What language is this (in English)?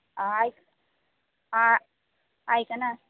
Konkani